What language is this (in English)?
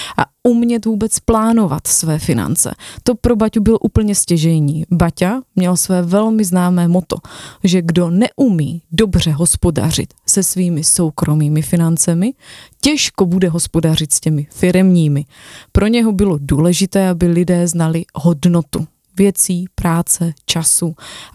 Czech